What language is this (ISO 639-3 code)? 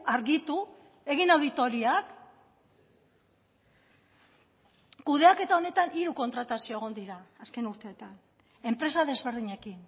eus